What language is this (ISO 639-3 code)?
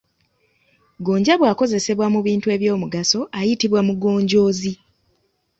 lug